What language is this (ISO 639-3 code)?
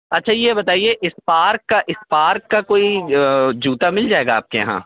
urd